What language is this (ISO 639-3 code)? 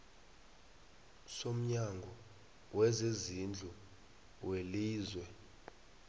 nbl